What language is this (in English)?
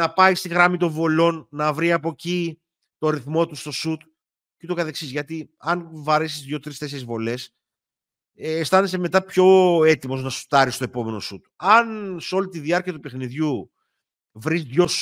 Greek